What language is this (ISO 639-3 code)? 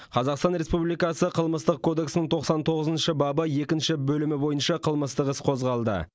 kaz